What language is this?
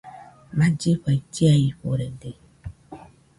Nüpode Huitoto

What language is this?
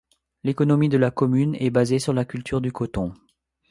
French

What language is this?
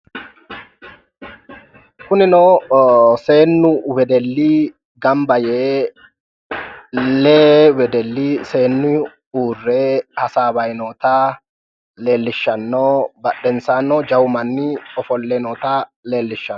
Sidamo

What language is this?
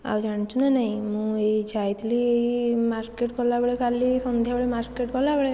Odia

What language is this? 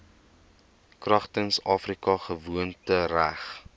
Afrikaans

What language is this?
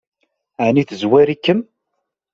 Kabyle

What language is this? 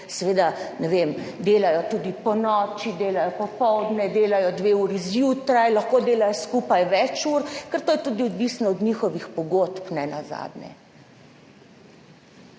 Slovenian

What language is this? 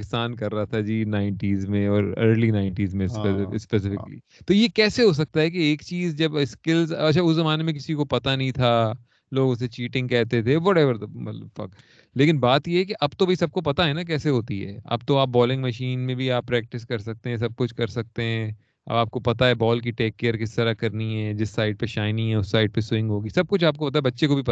Urdu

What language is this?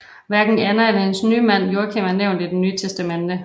Danish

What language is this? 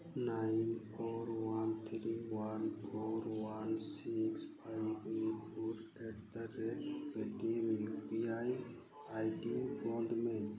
Santali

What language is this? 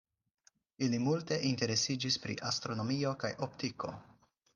Esperanto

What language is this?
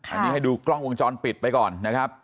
Thai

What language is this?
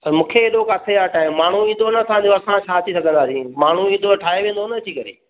Sindhi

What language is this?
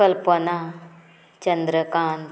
Konkani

